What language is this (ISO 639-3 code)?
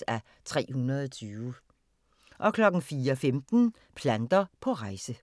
dan